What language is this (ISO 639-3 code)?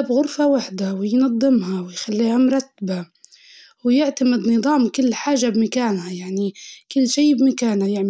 ayl